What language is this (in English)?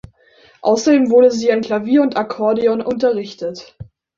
German